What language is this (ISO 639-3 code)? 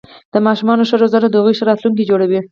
pus